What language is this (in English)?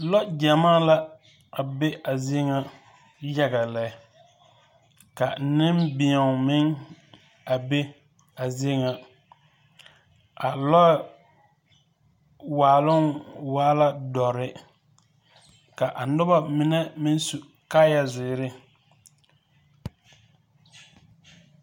Southern Dagaare